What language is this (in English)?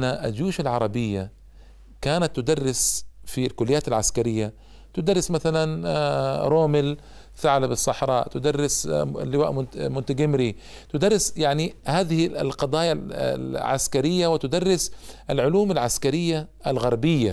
Arabic